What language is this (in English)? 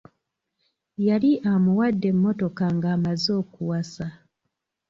Ganda